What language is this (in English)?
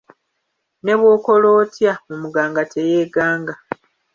Ganda